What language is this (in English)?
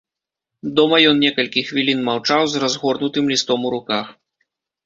Belarusian